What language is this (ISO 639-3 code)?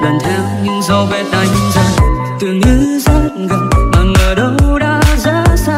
ind